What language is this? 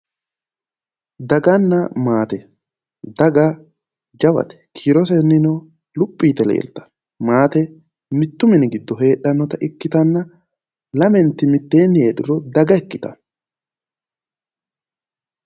Sidamo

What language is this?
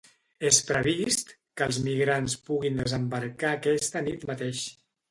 Catalan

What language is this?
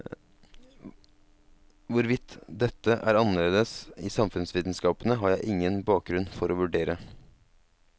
Norwegian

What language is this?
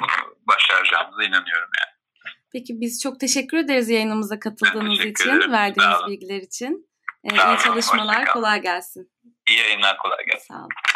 Turkish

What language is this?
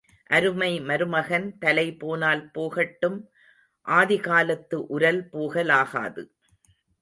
Tamil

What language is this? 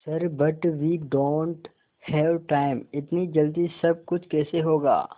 Hindi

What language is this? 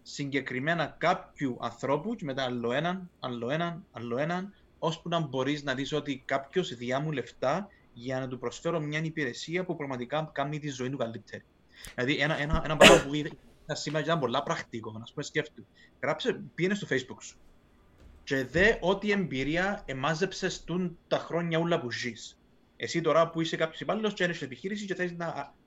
Greek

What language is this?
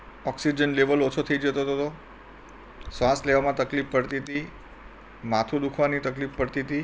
Gujarati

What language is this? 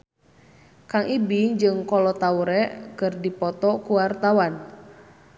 Sundanese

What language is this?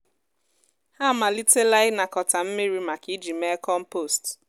Igbo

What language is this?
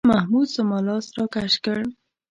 Pashto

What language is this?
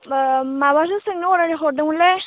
Bodo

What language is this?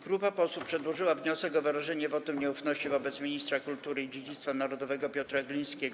Polish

